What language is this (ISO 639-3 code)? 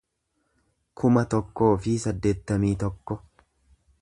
orm